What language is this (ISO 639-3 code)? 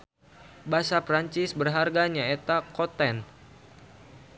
sun